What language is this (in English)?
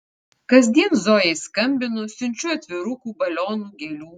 Lithuanian